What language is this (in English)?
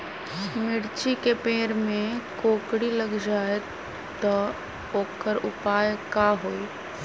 Magahi